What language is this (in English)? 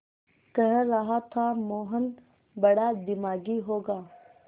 Hindi